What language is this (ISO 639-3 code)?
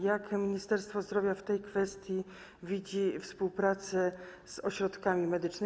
pol